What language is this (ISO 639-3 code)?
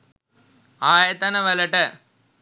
sin